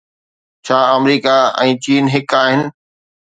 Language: Sindhi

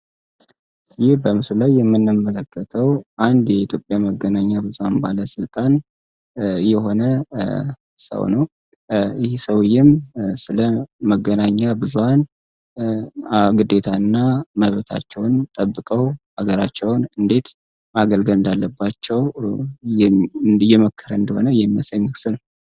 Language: Amharic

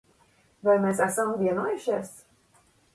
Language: Latvian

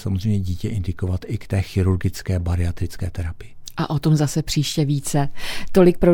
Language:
Czech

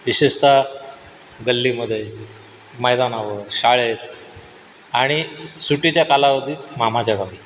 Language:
Marathi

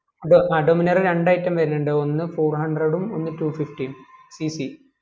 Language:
Malayalam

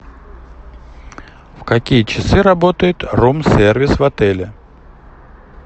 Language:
Russian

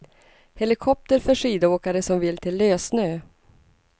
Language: Swedish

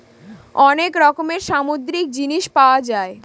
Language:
Bangla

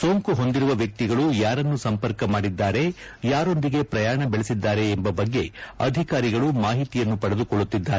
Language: Kannada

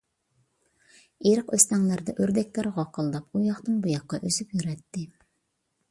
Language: Uyghur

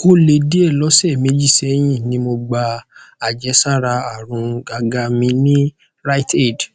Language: Yoruba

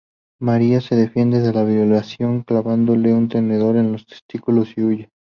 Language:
Spanish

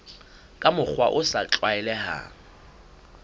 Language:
Southern Sotho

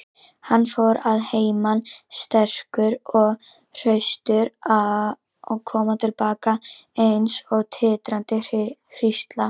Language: Icelandic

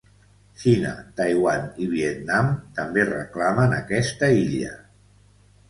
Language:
Catalan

